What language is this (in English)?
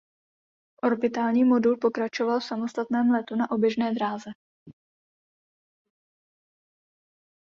Czech